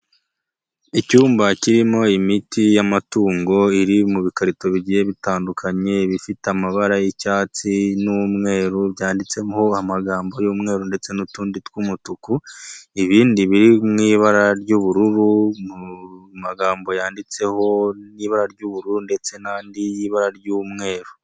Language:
Kinyarwanda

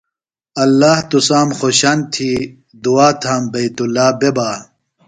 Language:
Phalura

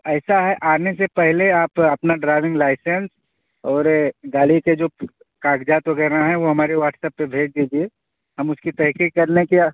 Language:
Urdu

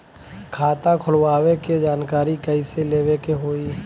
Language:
Bhojpuri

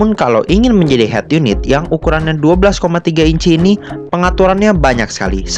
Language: Indonesian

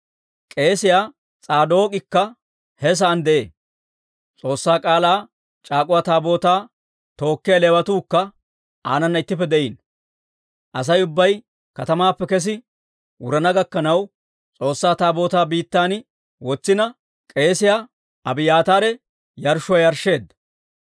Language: Dawro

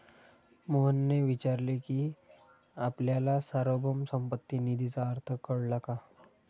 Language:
Marathi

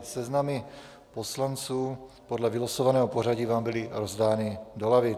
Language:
Czech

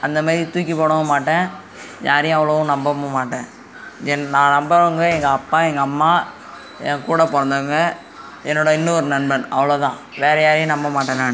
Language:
Tamil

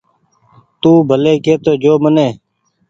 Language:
Goaria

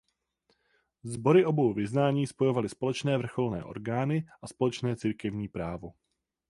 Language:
Czech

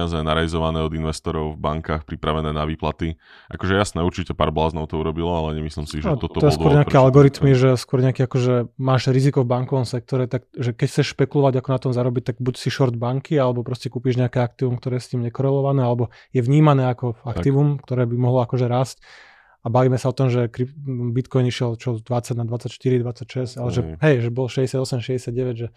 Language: Slovak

